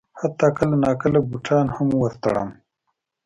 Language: Pashto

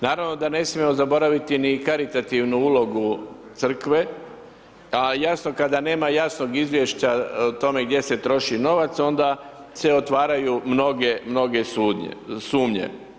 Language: Croatian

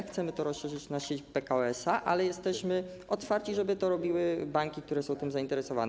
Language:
Polish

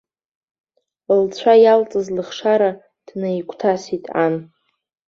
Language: Abkhazian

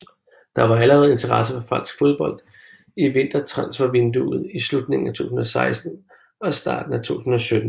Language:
Danish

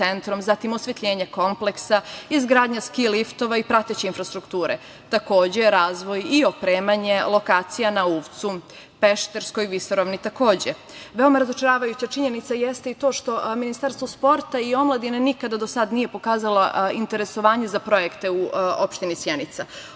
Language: Serbian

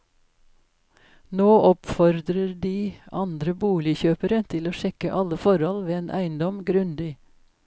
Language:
Norwegian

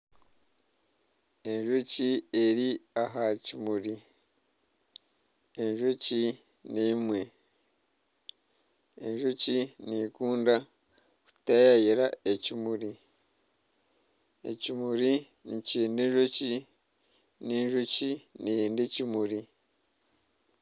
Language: Nyankole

